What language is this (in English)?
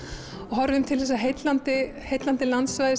Icelandic